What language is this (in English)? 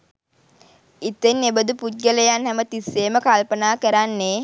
Sinhala